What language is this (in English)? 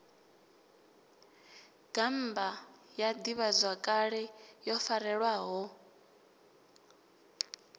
Venda